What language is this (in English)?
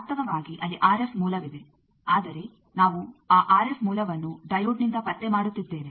Kannada